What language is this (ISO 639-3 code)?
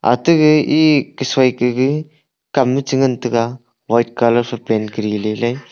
nnp